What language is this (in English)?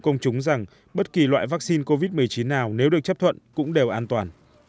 Vietnamese